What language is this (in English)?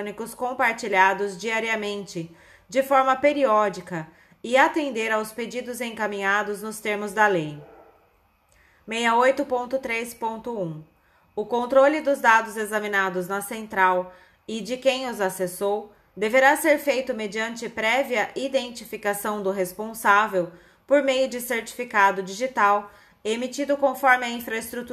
Portuguese